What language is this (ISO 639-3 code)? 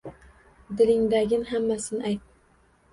uzb